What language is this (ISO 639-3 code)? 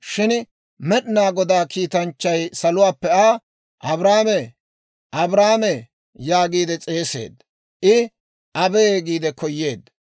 dwr